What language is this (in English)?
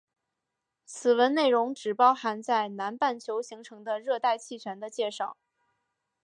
Chinese